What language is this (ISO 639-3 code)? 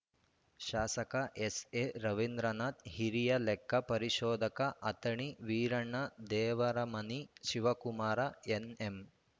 kan